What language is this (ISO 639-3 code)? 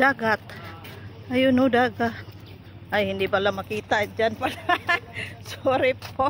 fil